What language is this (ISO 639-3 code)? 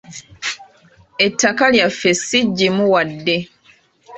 lug